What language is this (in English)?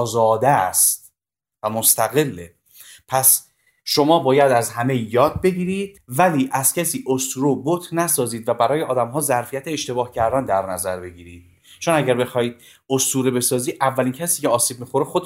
Persian